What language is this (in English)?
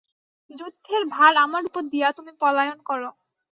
Bangla